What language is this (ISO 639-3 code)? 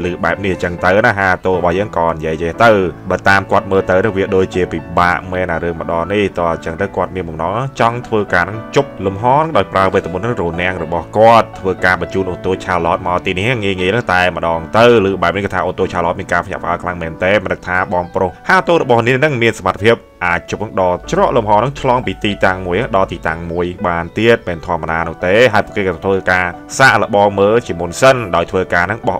tha